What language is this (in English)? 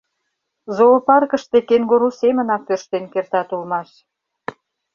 Mari